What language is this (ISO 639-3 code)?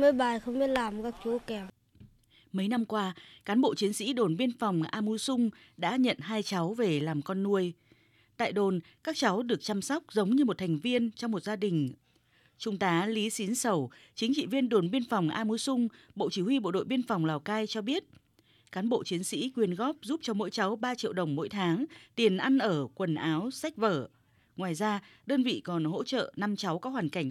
vie